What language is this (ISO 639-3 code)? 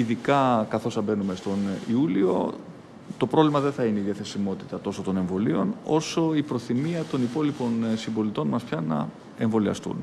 ell